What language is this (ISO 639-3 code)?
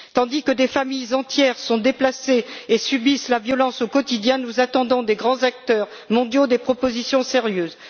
fra